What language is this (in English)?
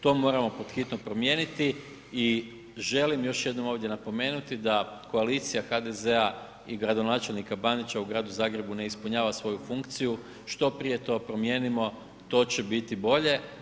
Croatian